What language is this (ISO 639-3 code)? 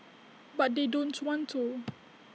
eng